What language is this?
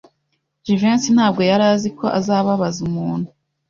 Kinyarwanda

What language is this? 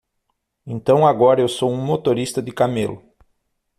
Portuguese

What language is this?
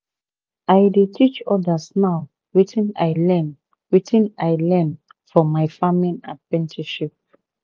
Nigerian Pidgin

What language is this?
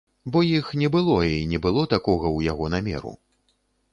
Belarusian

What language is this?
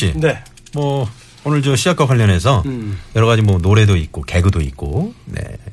Korean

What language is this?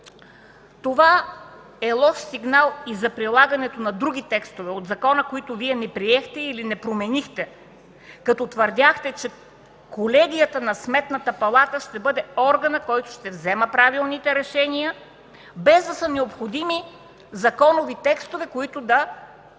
Bulgarian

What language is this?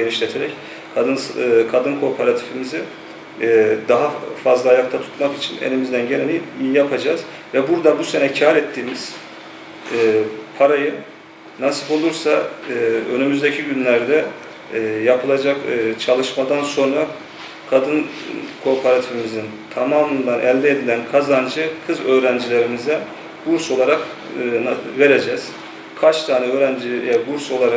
Turkish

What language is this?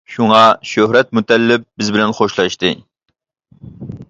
Uyghur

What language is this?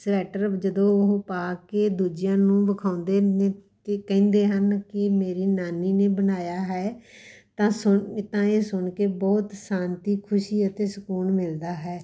Punjabi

